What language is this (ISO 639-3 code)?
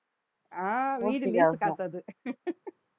tam